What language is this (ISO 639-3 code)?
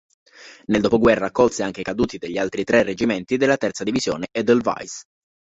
ita